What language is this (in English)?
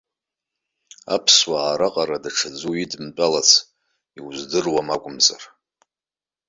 Abkhazian